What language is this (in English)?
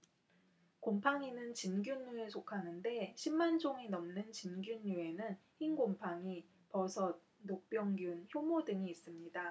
Korean